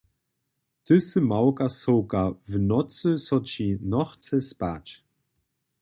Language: Upper Sorbian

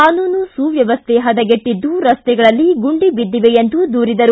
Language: Kannada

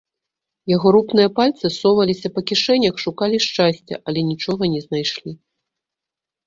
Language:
Belarusian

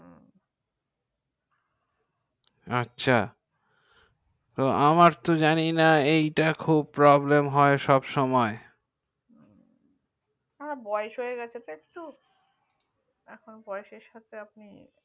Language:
Bangla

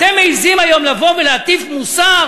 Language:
Hebrew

